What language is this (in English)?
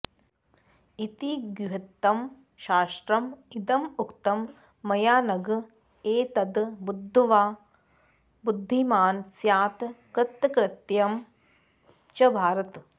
Sanskrit